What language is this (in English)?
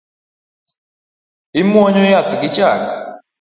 Luo (Kenya and Tanzania)